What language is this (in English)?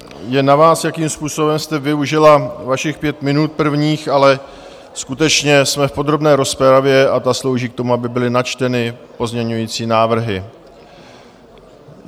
Czech